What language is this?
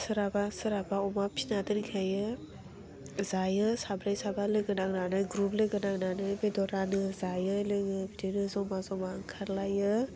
Bodo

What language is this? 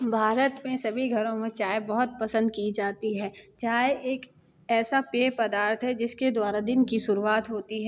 Hindi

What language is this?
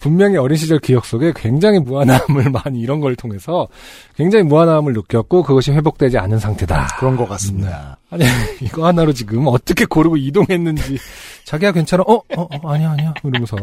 Korean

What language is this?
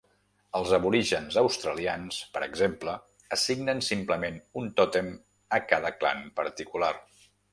Catalan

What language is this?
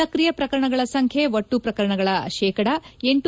Kannada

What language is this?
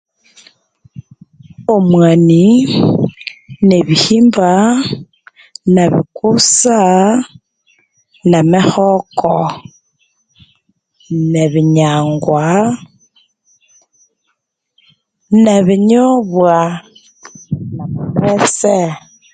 Konzo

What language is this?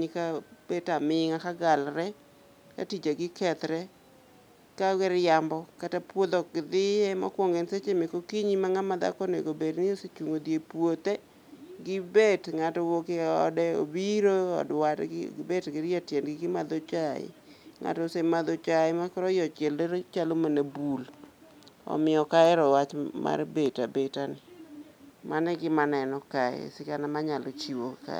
Luo (Kenya and Tanzania)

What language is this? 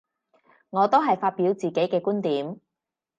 Cantonese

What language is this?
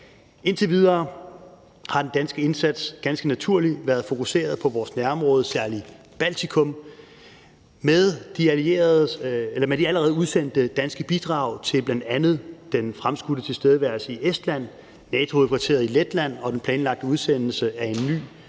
Danish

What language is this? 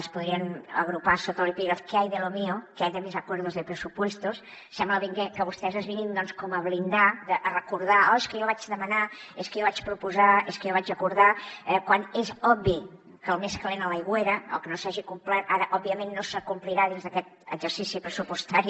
Catalan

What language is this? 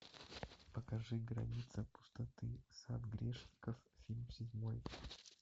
Russian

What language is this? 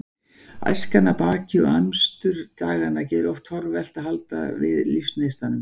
Icelandic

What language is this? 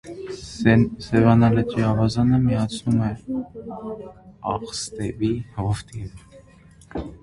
Armenian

